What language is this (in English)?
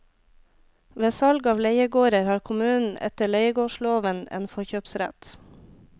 Norwegian